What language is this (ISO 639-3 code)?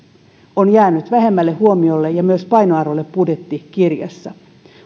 fin